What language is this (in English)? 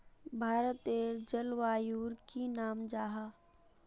Magahi